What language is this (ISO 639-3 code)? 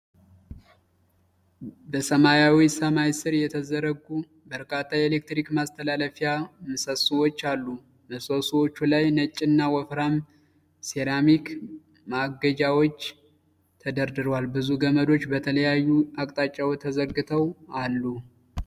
amh